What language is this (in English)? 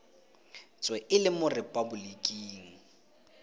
Tswana